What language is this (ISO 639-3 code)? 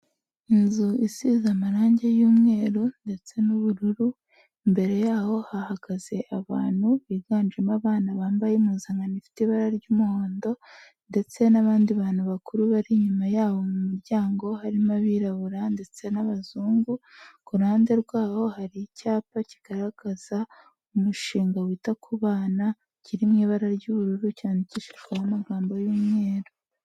kin